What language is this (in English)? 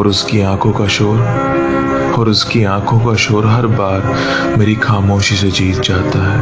Hindi